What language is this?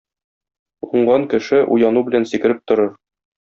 Tatar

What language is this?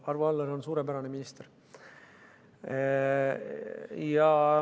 Estonian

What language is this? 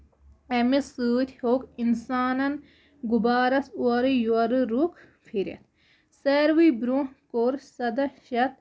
Kashmiri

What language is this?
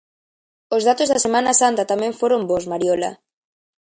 Galician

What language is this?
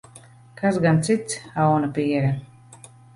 Latvian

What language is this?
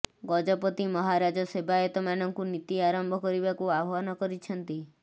Odia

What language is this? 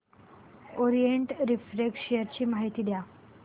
Marathi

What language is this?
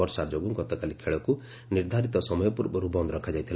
Odia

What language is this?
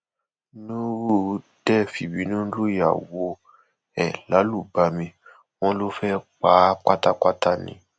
Yoruba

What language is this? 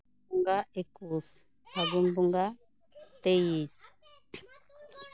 Santali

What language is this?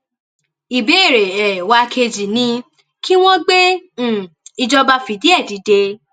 Yoruba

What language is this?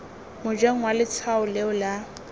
Tswana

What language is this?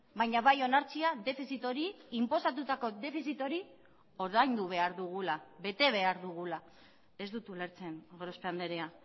Basque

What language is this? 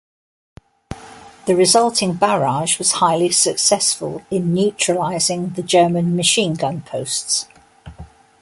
English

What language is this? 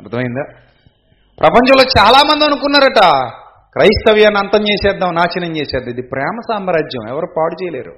Telugu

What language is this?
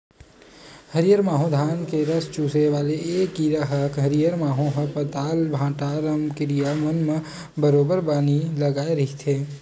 Chhattisgarhi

